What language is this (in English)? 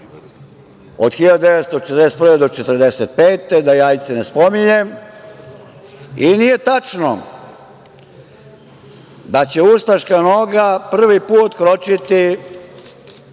Serbian